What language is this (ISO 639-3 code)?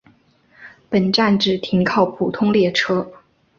zho